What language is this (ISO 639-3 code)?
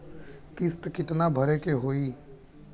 bho